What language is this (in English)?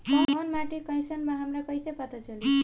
Bhojpuri